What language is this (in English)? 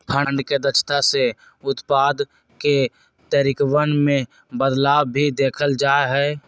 Magahi